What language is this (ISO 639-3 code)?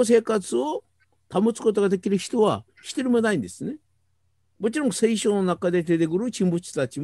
jpn